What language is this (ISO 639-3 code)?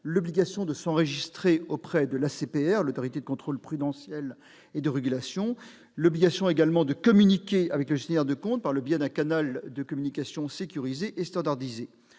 fra